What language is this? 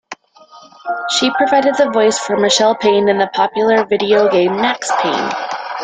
English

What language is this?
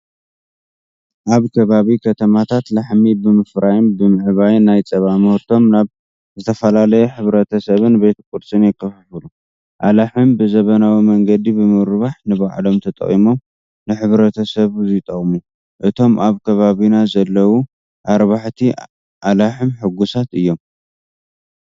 Tigrinya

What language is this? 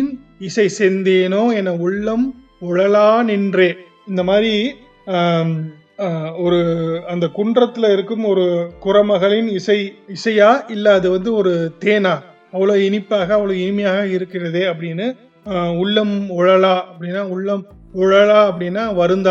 Tamil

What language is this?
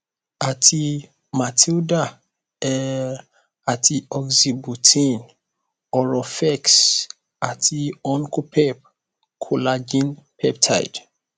Yoruba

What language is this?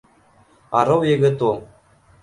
Bashkir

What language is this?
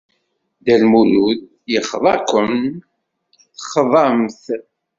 Kabyle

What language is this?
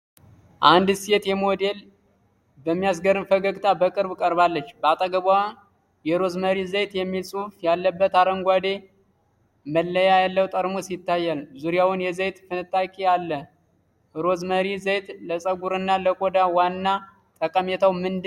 Amharic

